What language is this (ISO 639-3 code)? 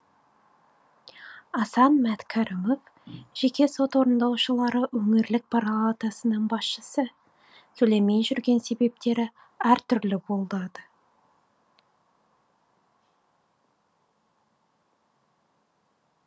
kaz